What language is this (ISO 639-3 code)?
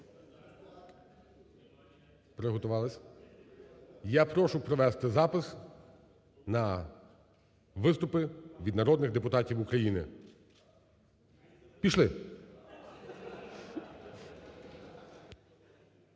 ukr